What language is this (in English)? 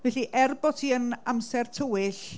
Welsh